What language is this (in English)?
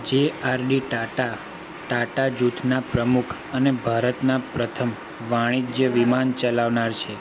Gujarati